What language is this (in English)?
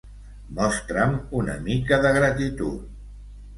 Catalan